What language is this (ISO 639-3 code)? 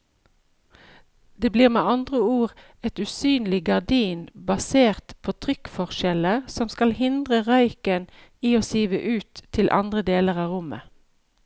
nor